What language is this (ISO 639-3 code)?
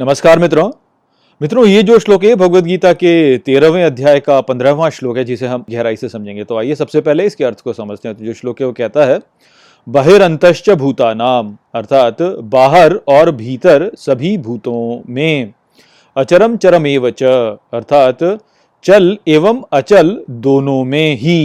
hin